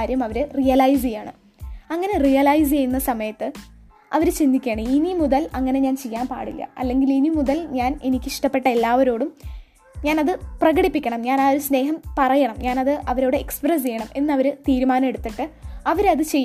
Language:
Malayalam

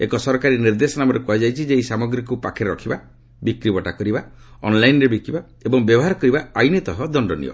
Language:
Odia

